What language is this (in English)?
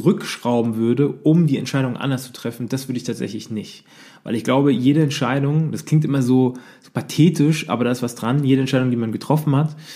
German